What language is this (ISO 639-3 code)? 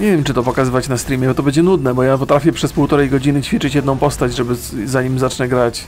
pol